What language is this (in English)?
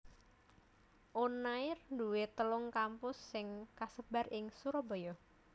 Javanese